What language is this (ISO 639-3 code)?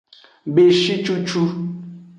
ajg